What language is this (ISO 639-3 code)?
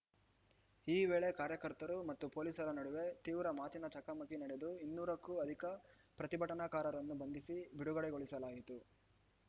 kan